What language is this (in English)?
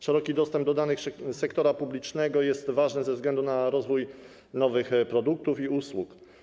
Polish